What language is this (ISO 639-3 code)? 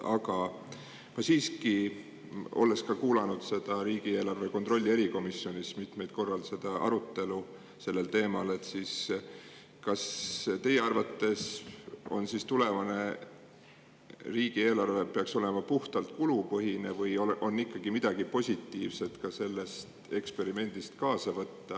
est